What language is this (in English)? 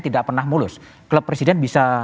Indonesian